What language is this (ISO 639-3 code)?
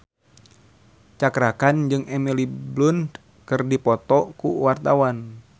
sun